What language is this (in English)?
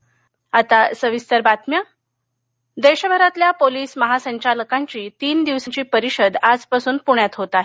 Marathi